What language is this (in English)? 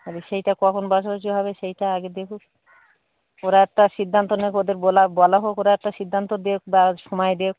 Bangla